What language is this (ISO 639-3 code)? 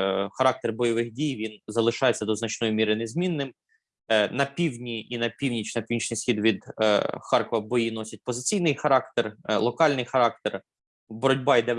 ukr